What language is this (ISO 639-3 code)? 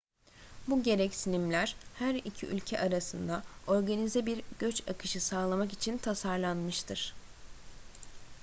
tur